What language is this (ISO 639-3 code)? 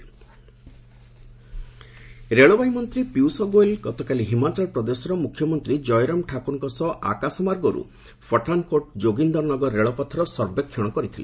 ori